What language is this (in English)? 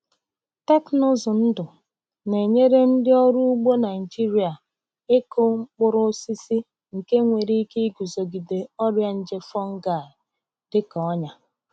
Igbo